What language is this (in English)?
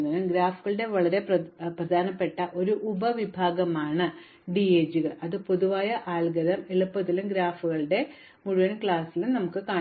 Malayalam